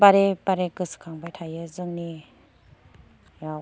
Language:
Bodo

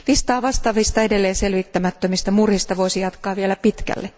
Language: Finnish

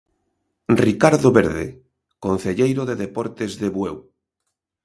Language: Galician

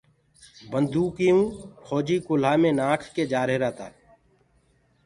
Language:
Gurgula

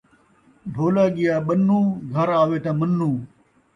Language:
Saraiki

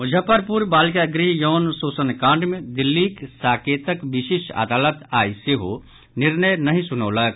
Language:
Maithili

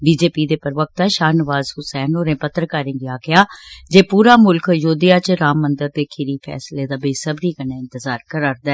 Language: Dogri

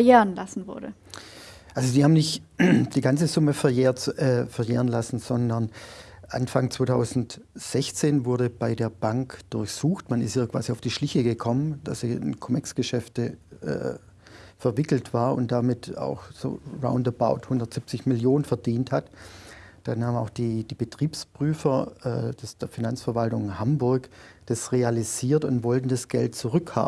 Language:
German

